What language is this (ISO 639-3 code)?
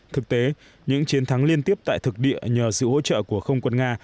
vie